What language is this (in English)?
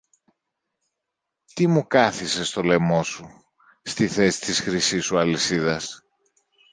Greek